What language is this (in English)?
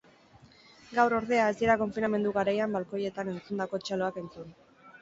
Basque